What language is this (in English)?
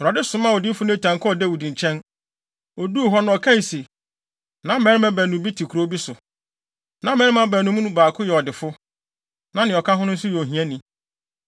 Akan